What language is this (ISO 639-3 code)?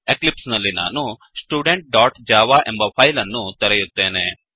kan